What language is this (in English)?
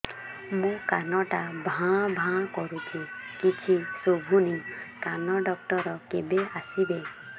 Odia